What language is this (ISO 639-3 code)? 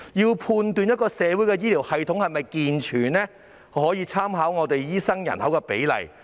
yue